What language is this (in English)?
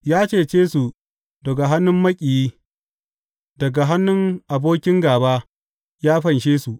Hausa